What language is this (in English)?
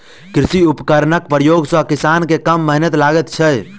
Maithili